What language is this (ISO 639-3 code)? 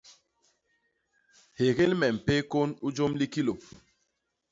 bas